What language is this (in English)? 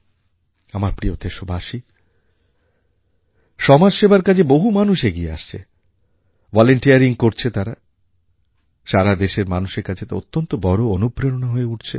Bangla